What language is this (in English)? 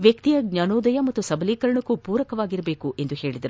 Kannada